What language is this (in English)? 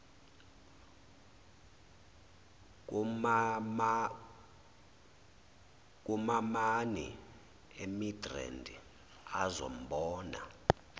Zulu